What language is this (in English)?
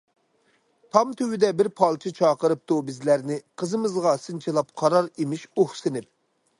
Uyghur